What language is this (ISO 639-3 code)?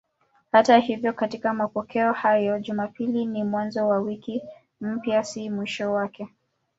swa